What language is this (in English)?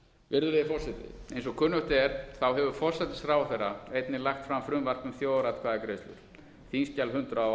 Icelandic